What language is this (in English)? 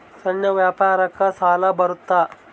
Kannada